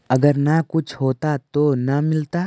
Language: Magahi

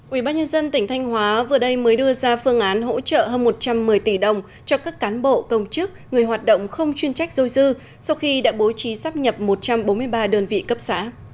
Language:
Vietnamese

